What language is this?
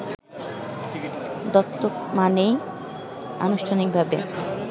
Bangla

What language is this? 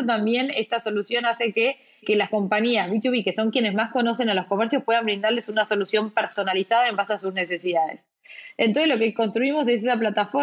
Spanish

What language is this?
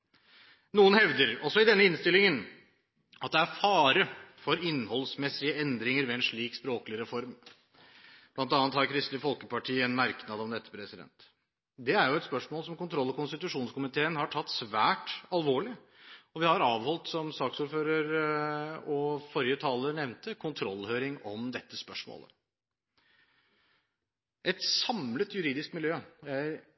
Norwegian Bokmål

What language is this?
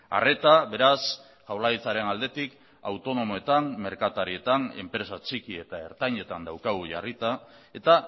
Basque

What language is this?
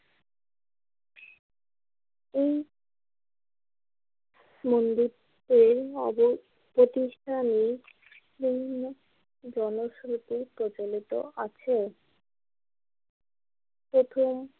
Bangla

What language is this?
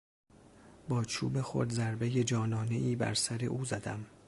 Persian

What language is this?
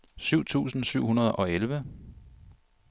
Danish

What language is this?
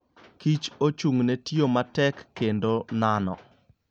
Luo (Kenya and Tanzania)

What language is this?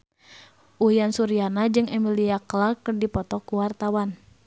Sundanese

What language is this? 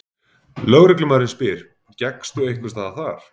Icelandic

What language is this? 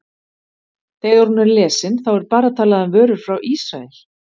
Icelandic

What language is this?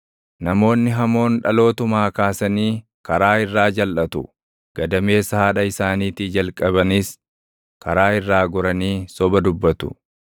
Oromo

